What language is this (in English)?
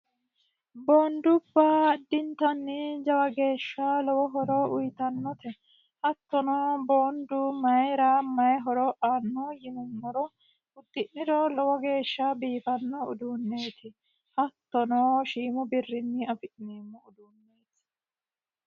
Sidamo